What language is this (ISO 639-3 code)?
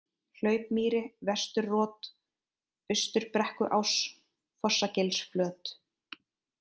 isl